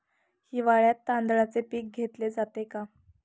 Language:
Marathi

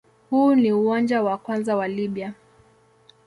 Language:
Swahili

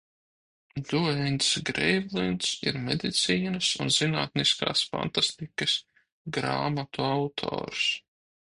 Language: Latvian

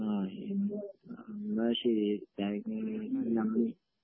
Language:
Malayalam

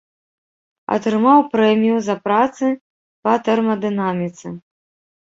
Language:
Belarusian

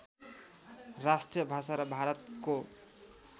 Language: Nepali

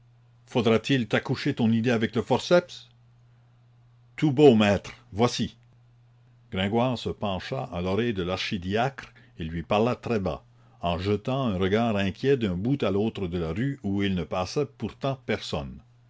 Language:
French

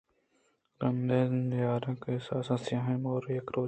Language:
Eastern Balochi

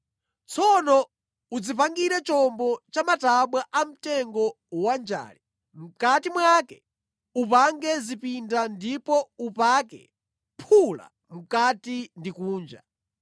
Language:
Nyanja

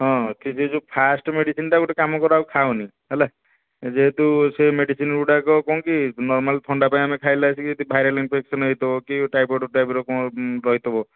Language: Odia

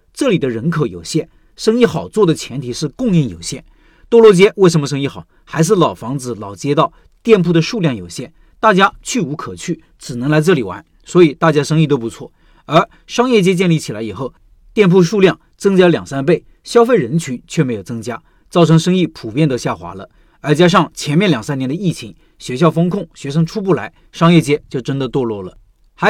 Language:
Chinese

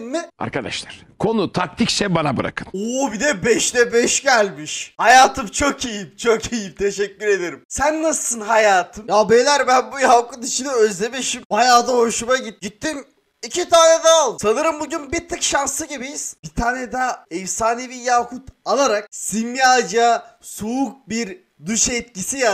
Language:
Turkish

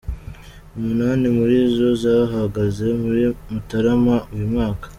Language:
Kinyarwanda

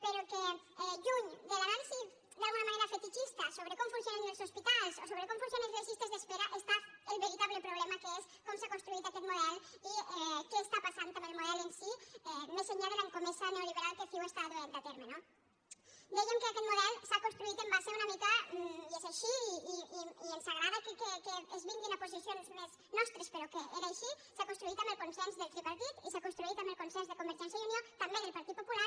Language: Catalan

